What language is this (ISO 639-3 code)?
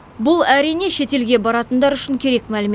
kaz